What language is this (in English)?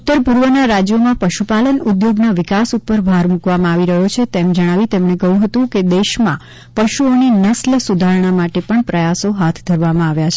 Gujarati